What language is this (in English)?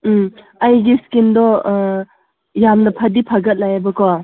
Manipuri